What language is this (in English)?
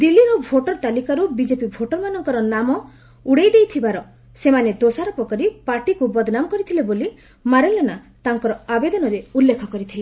Odia